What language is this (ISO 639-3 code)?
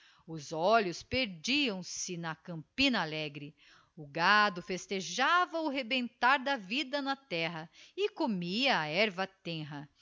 por